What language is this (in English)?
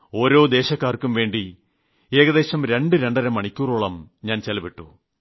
Malayalam